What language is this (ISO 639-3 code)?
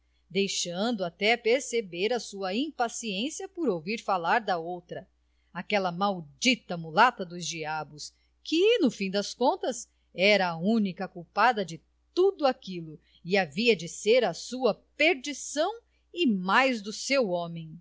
por